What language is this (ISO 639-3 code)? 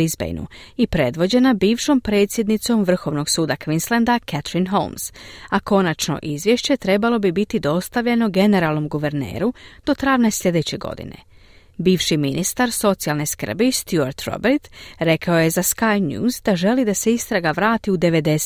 hrv